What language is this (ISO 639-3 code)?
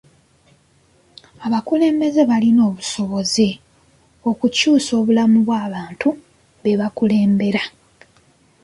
lug